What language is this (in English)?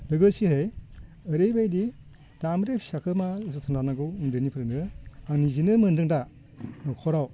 Bodo